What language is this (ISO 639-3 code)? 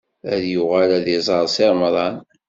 kab